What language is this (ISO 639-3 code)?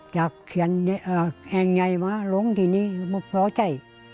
tha